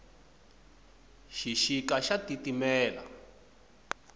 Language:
Tsonga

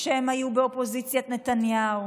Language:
Hebrew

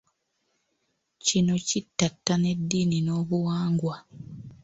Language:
Ganda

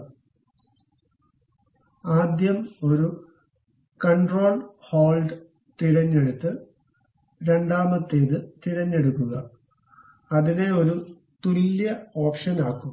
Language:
Malayalam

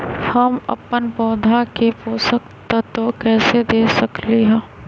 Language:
Magahi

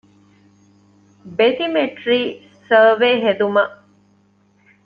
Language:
Divehi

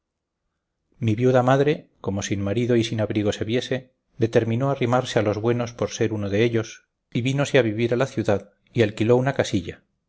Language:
Spanish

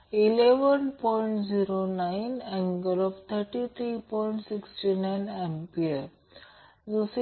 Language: Marathi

